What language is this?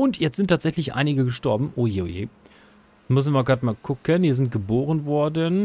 German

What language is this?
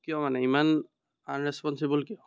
Assamese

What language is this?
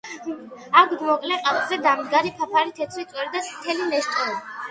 Georgian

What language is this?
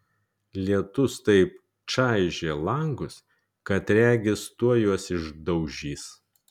Lithuanian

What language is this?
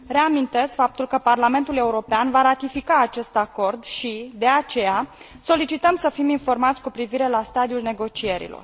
Romanian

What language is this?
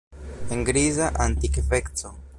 Esperanto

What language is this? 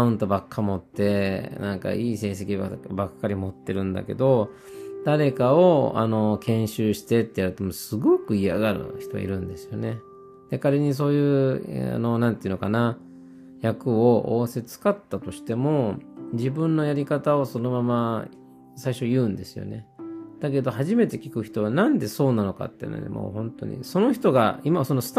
Japanese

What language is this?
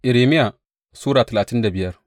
Hausa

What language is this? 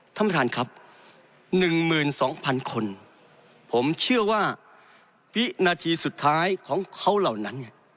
Thai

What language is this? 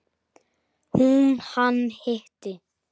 Icelandic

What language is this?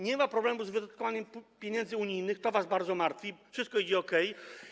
Polish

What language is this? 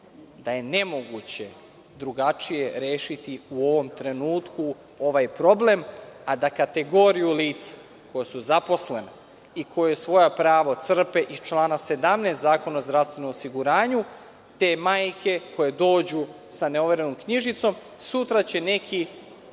Serbian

